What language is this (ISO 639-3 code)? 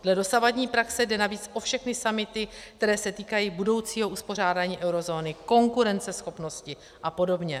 ces